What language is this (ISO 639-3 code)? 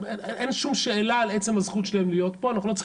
heb